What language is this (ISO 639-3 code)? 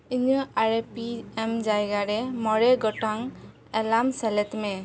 sat